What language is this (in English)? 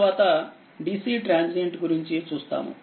Telugu